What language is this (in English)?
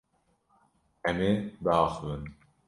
Kurdish